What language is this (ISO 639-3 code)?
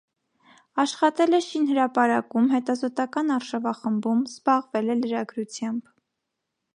hye